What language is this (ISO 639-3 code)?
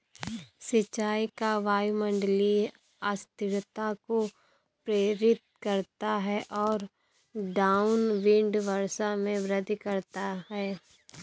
hin